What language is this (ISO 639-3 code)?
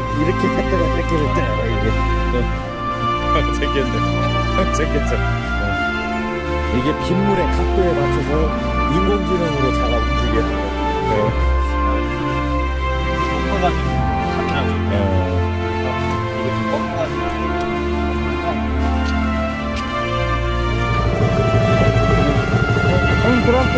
kor